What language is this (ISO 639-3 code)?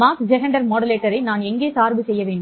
tam